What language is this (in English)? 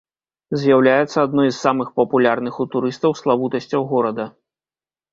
Belarusian